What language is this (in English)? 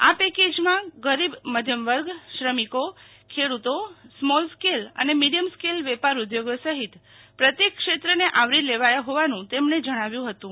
Gujarati